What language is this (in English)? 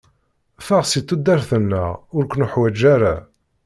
Kabyle